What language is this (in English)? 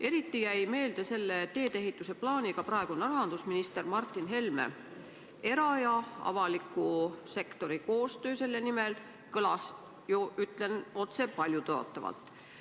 Estonian